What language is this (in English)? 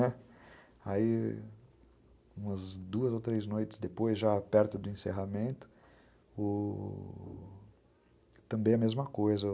Portuguese